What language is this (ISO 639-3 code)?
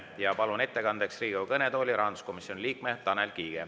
est